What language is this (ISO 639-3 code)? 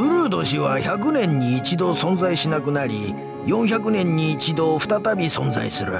jpn